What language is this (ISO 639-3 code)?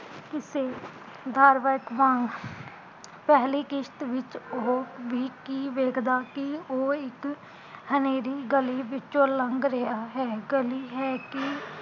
pan